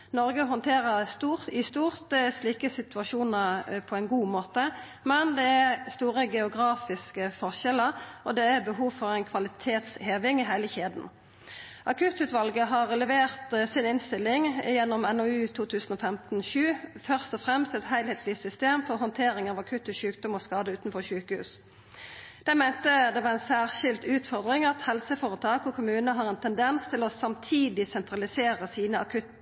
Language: Norwegian Nynorsk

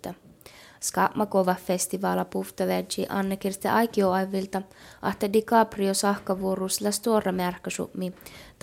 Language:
Finnish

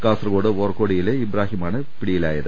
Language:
Malayalam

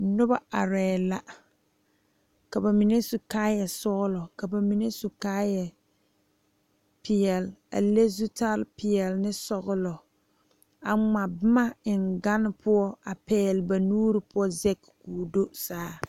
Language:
Southern Dagaare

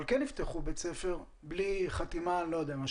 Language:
Hebrew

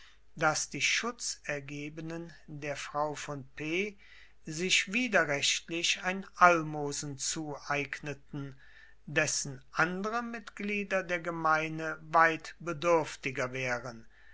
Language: German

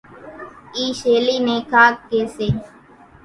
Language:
Kachi Koli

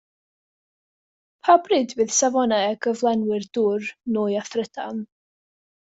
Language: Welsh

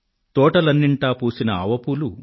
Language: Telugu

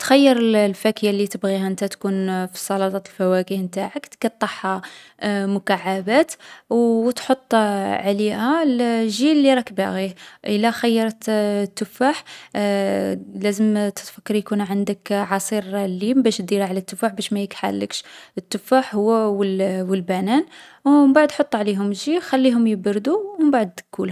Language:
Algerian Arabic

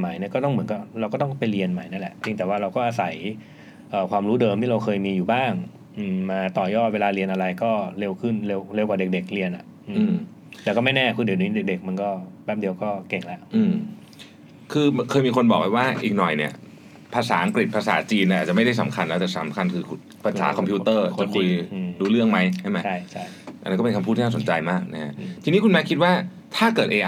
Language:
Thai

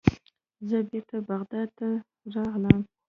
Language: Pashto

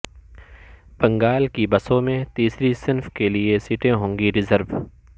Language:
Urdu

